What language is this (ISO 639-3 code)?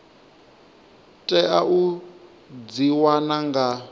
ven